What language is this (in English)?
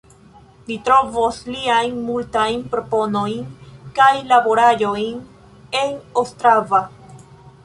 Esperanto